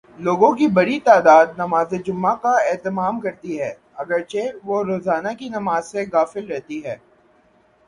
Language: Urdu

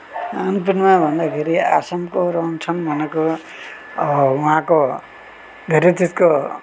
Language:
Nepali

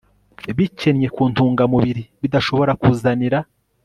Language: Kinyarwanda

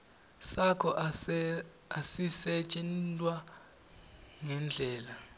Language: Swati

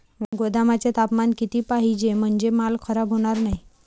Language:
Marathi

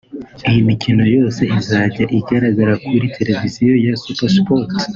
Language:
Kinyarwanda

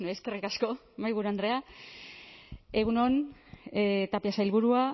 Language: Basque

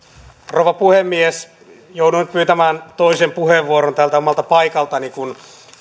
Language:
Finnish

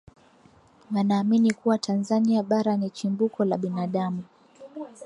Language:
Swahili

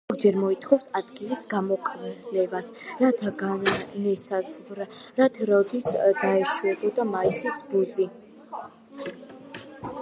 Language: Georgian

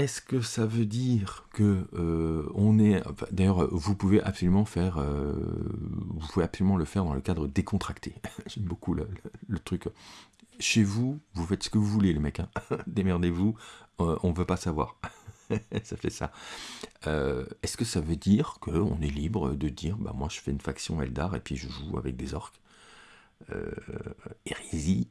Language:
French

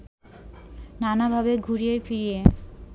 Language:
Bangla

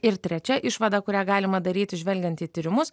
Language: Lithuanian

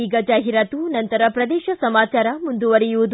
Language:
Kannada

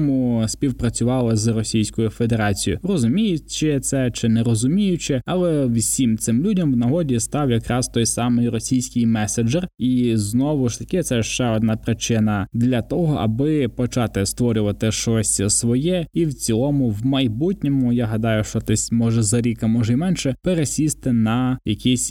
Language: Ukrainian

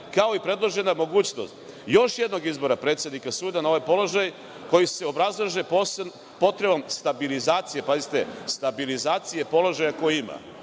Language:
Serbian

